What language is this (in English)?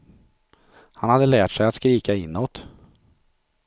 Swedish